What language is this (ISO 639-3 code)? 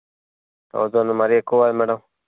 tel